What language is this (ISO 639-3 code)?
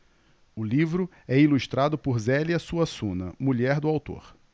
por